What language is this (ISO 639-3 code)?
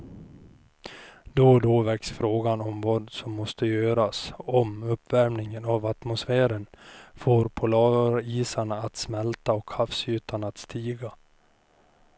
swe